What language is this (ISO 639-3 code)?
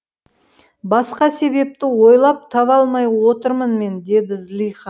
kaz